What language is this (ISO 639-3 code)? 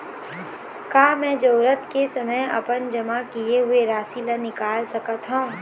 hne